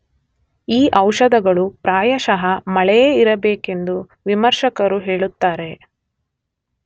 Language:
Kannada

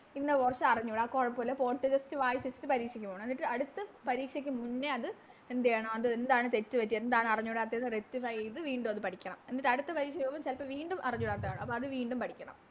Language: Malayalam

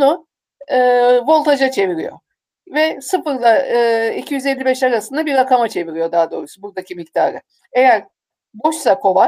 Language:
Turkish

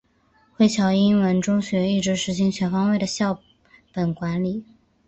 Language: Chinese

